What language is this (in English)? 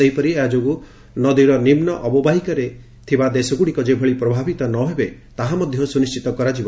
Odia